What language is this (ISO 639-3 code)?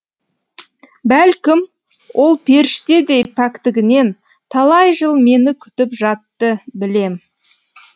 kaz